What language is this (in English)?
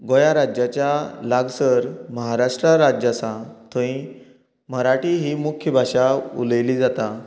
Konkani